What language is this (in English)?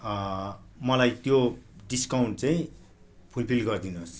Nepali